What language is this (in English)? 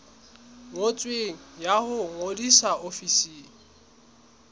Southern Sotho